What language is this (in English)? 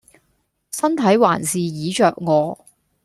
Cantonese